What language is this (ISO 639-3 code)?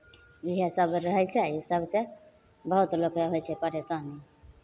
mai